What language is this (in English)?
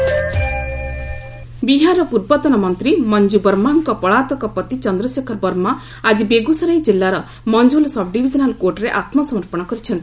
Odia